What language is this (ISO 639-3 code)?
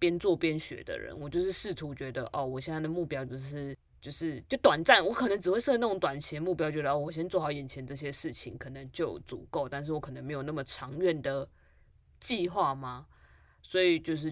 zho